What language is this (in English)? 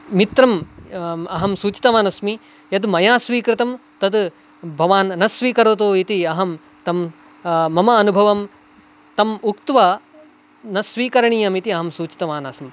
Sanskrit